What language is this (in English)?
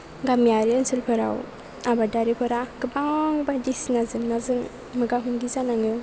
Bodo